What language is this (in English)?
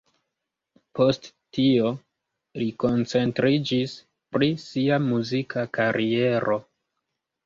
Esperanto